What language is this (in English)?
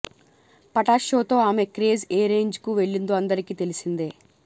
Telugu